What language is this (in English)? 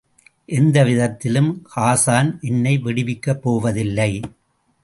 Tamil